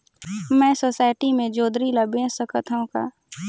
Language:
Chhattisgarhi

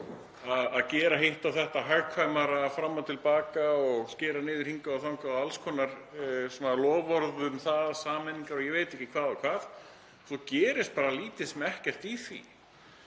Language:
Icelandic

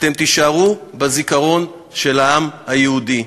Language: Hebrew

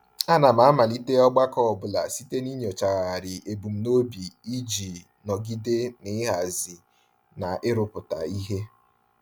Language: Igbo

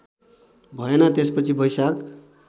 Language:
Nepali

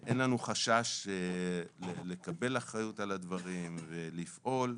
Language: Hebrew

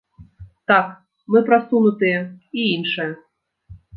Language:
Belarusian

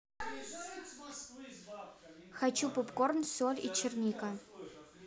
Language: Russian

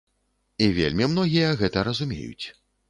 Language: Belarusian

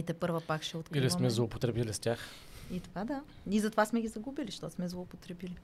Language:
Bulgarian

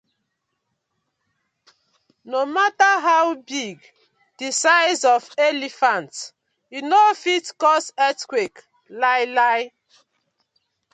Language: Nigerian Pidgin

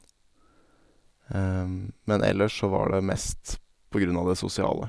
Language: Norwegian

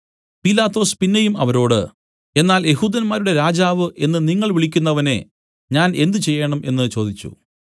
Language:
Malayalam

